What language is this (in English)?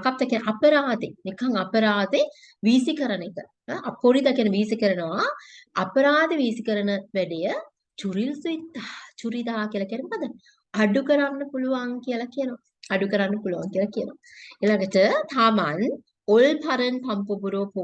Korean